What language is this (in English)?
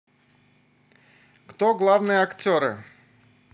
Russian